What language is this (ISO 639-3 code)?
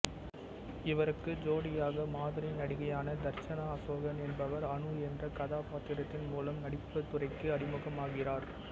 tam